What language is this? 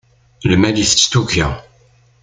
Kabyle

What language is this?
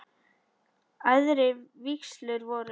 Icelandic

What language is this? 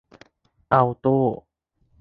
Thai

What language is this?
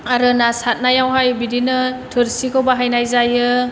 Bodo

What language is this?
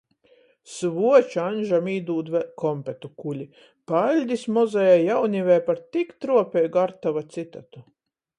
Latgalian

